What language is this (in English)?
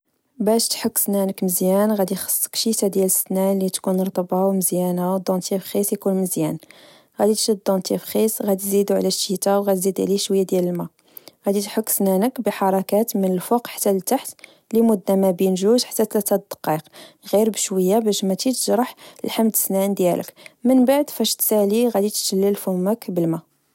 Moroccan Arabic